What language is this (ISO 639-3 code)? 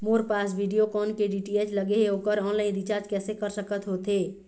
hne